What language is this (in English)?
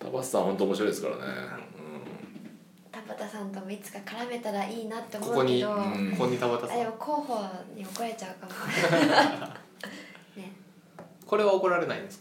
Japanese